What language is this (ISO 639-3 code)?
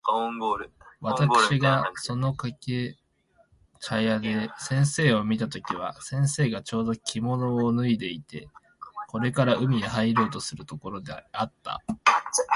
jpn